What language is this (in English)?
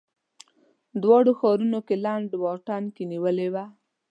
Pashto